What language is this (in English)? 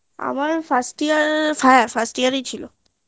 Bangla